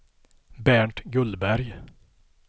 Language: Swedish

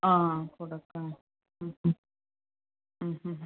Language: Malayalam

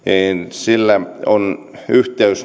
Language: Finnish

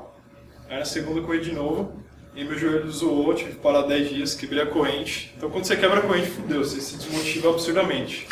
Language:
Portuguese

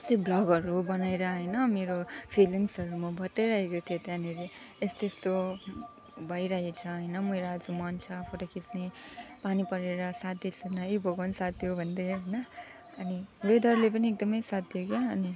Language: Nepali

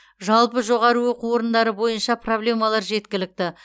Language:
Kazakh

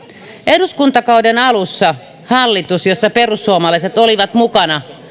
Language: Finnish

